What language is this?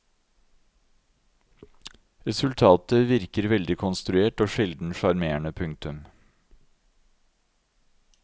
Norwegian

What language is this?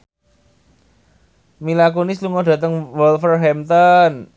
Javanese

